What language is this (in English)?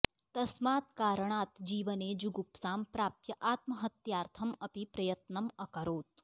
Sanskrit